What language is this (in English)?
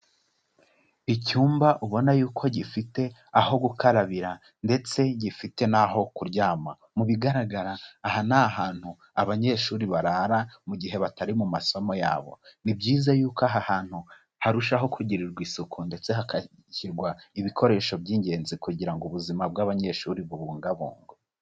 Kinyarwanda